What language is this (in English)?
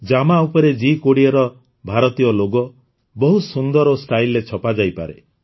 Odia